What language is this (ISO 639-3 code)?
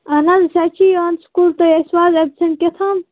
kas